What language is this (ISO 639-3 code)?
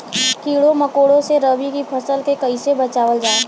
bho